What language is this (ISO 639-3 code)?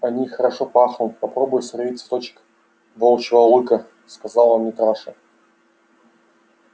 rus